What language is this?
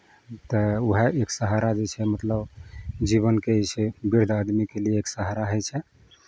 Maithili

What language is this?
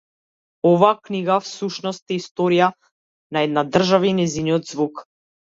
Macedonian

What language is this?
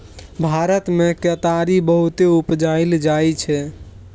Maithili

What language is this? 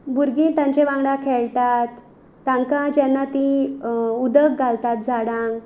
Konkani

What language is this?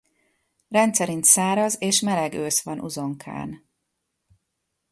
Hungarian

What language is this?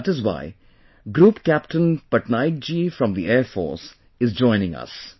English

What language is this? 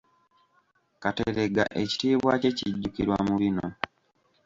Ganda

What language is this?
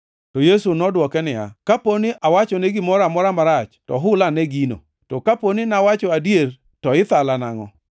Luo (Kenya and Tanzania)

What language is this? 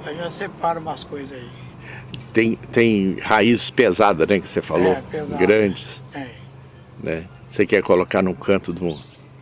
Portuguese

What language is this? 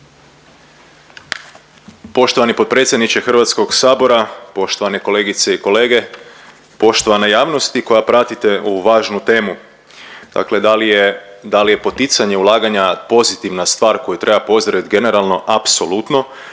Croatian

